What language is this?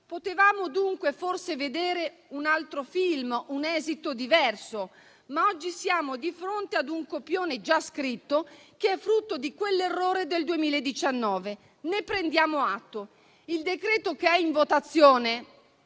Italian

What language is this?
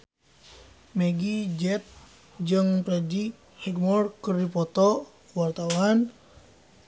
Sundanese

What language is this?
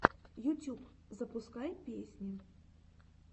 Russian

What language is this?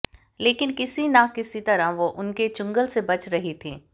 Hindi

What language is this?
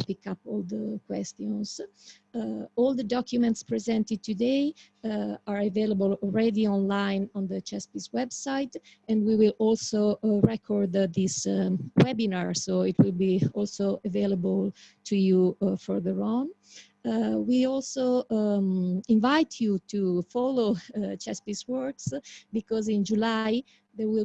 English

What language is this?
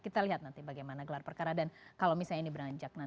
Indonesian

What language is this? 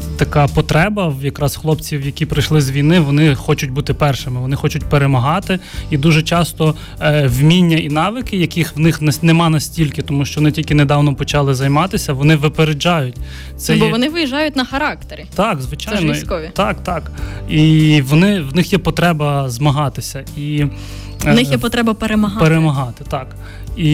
Ukrainian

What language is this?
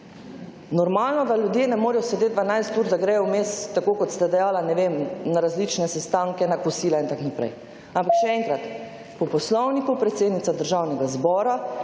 Slovenian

